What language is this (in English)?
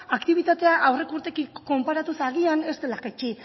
Basque